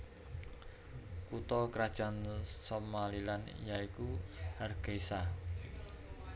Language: Javanese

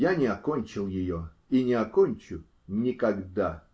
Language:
Russian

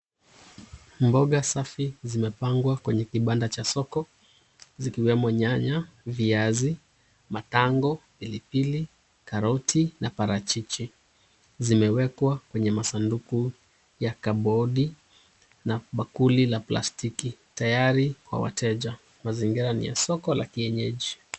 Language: Swahili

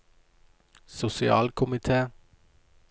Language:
Norwegian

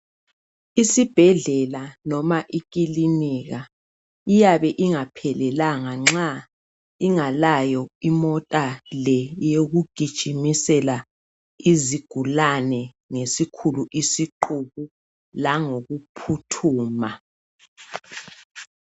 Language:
North Ndebele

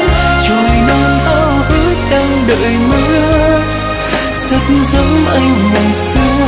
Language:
Vietnamese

